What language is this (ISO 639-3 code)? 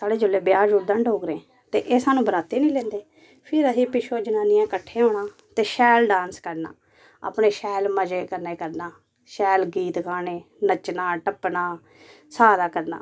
doi